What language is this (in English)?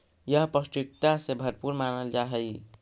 Magahi